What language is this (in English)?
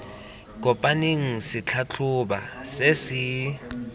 Tswana